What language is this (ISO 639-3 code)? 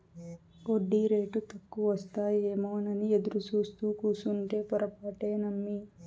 tel